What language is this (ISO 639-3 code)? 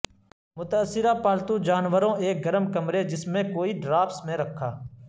urd